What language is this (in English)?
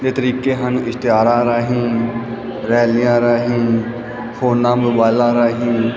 Punjabi